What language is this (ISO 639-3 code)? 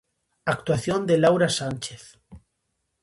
glg